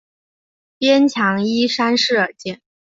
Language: Chinese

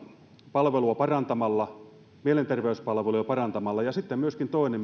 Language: Finnish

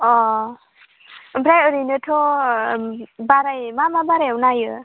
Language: Bodo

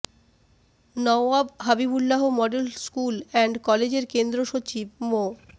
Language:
Bangla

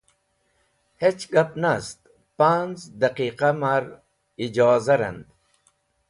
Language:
Wakhi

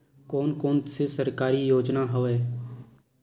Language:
Chhattisgarhi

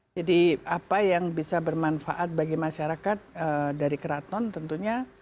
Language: Indonesian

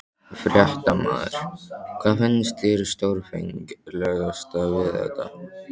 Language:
Icelandic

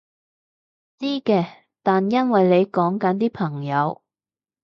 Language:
Cantonese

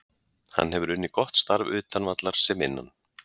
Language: Icelandic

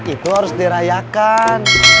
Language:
Indonesian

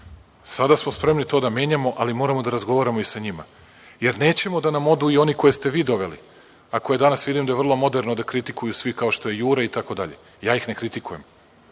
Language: Serbian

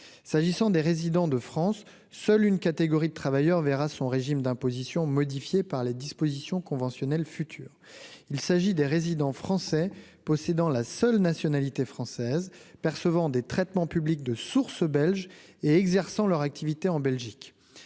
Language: French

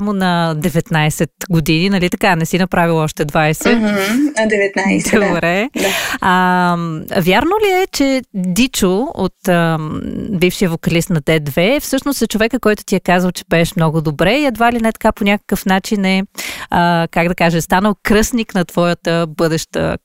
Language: Bulgarian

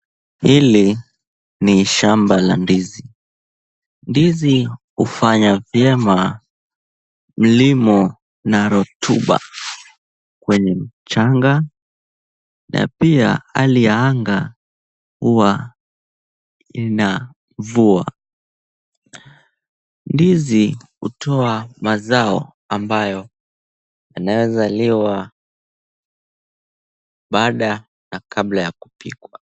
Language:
Swahili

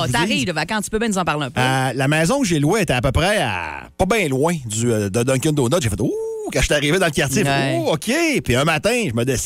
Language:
French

